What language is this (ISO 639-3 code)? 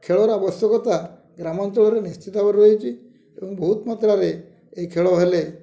ori